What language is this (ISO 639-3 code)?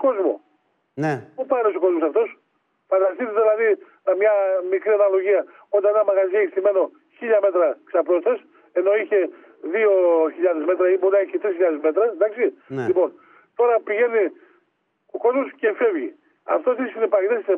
ell